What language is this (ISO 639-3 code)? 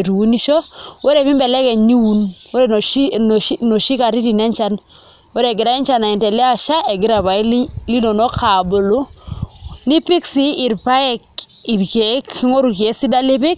mas